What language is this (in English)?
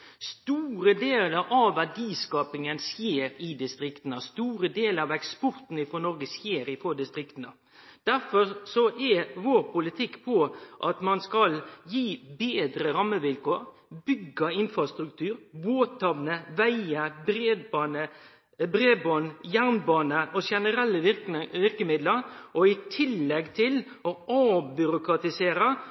Norwegian Nynorsk